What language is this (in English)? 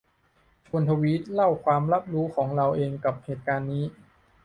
Thai